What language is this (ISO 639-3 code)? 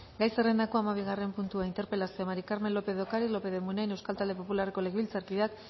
eus